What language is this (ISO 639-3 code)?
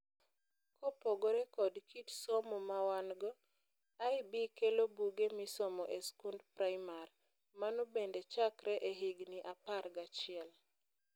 luo